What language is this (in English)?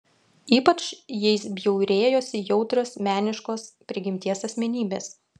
Lithuanian